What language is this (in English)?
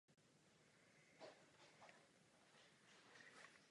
Czech